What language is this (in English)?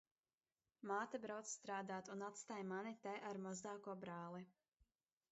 Latvian